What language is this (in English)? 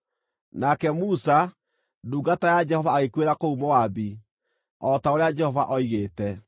Kikuyu